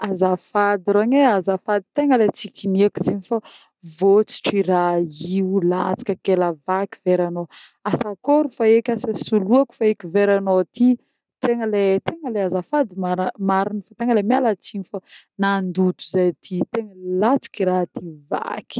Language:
Northern Betsimisaraka Malagasy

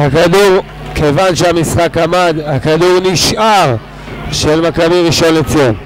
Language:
Hebrew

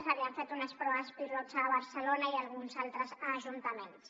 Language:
Catalan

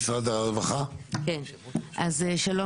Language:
Hebrew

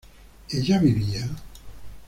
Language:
Spanish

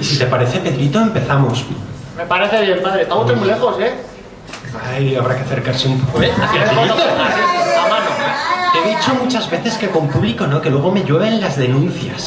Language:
Spanish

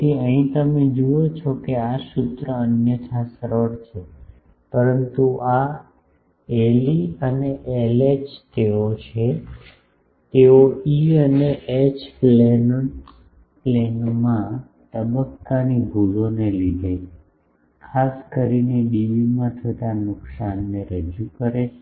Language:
Gujarati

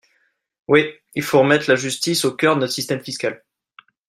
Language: French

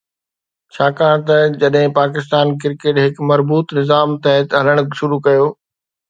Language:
Sindhi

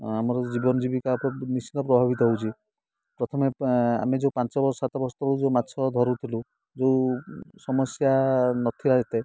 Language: Odia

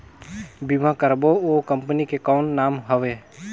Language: Chhattisgarhi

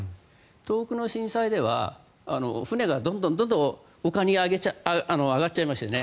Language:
Japanese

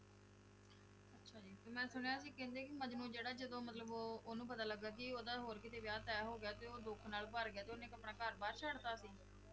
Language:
Punjabi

